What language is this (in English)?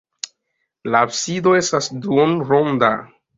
Esperanto